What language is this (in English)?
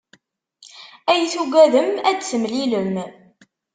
Kabyle